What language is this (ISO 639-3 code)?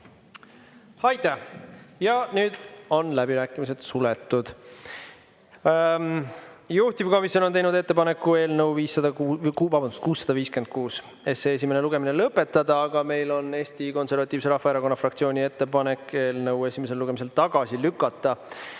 est